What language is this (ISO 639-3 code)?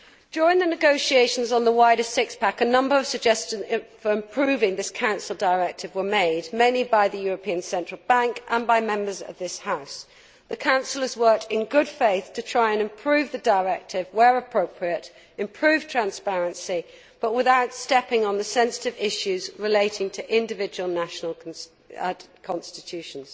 eng